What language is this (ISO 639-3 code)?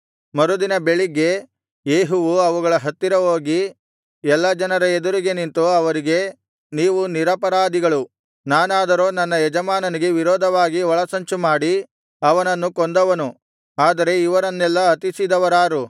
kan